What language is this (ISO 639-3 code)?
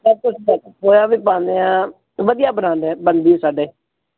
pan